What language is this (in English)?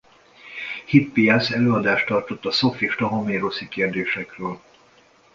Hungarian